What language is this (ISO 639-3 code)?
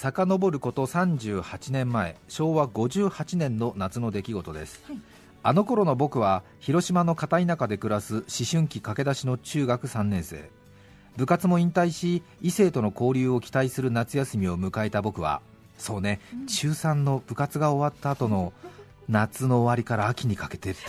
jpn